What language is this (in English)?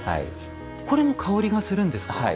Japanese